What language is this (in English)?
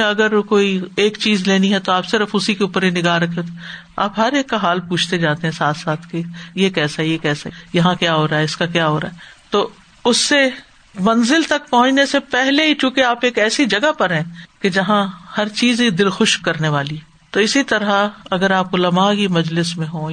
Urdu